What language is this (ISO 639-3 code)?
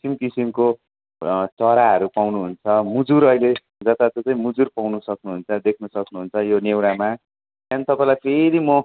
nep